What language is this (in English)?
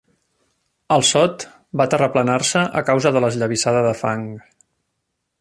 Catalan